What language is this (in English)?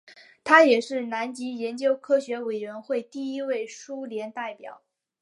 Chinese